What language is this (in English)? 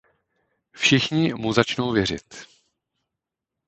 Czech